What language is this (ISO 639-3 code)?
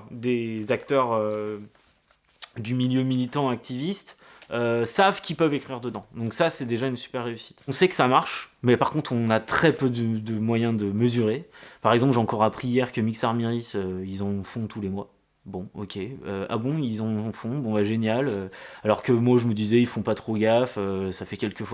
fra